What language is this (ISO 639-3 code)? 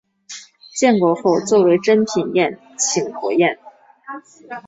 zho